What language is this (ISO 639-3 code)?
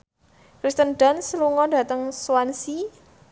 jav